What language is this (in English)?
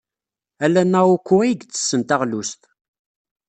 Kabyle